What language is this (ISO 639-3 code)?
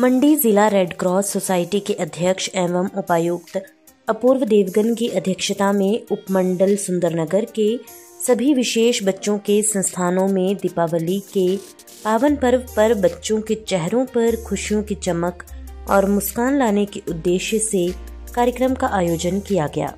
hin